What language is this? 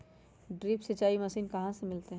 Magahi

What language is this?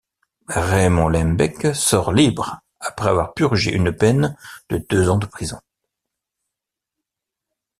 French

